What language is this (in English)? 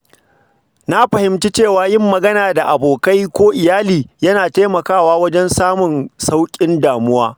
Hausa